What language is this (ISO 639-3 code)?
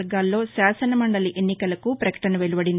tel